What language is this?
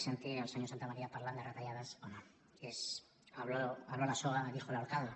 Catalan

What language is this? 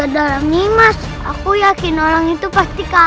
Indonesian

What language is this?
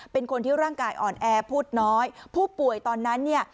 Thai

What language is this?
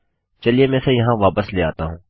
Hindi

